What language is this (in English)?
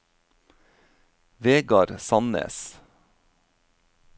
Norwegian